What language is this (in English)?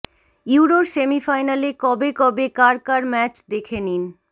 Bangla